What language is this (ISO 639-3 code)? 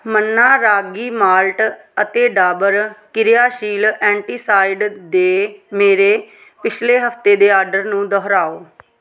pan